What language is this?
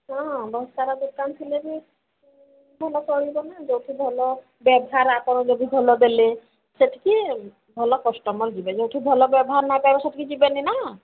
Odia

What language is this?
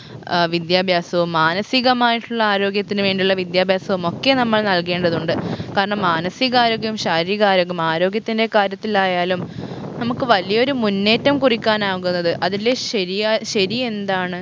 Malayalam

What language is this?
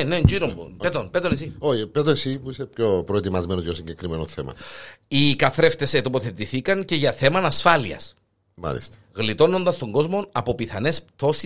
Greek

